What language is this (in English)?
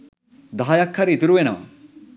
Sinhala